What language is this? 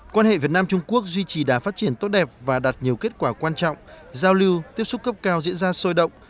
Vietnamese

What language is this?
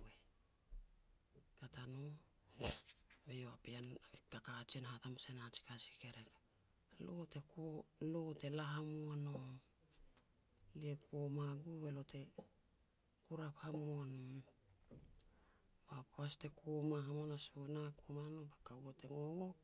Petats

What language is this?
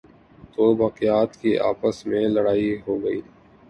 Urdu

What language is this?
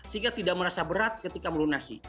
Indonesian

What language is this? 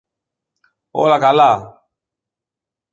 Greek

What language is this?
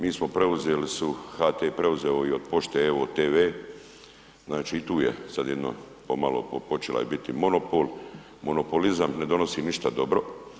Croatian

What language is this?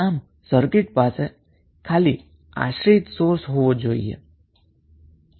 Gujarati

